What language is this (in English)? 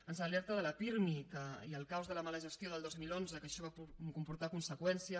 Catalan